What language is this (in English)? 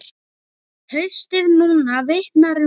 Icelandic